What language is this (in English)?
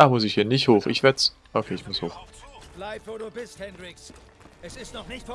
German